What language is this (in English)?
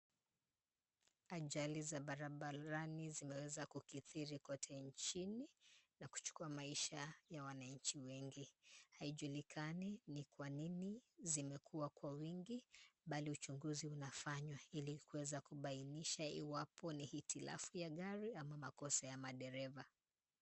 Swahili